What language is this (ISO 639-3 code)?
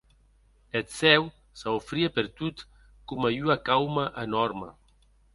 oci